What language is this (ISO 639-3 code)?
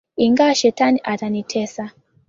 swa